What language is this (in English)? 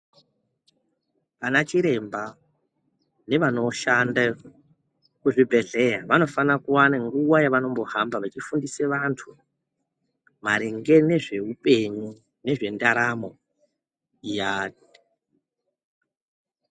Ndau